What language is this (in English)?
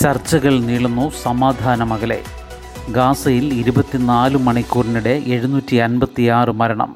Malayalam